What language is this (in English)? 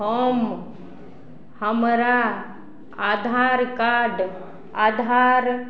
Maithili